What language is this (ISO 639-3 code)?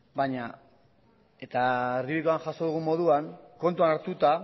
eus